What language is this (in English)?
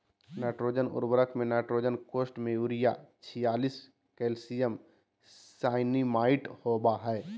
Magahi